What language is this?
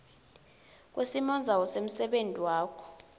Swati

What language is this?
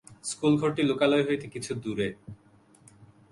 Bangla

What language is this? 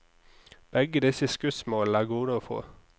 Norwegian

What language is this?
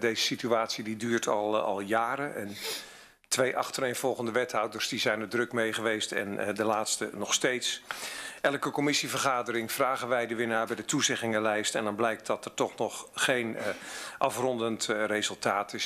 Dutch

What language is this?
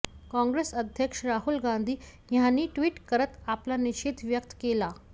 Marathi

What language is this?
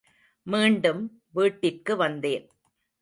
Tamil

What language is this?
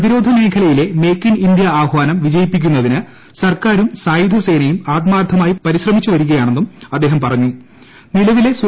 Malayalam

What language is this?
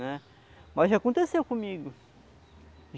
Portuguese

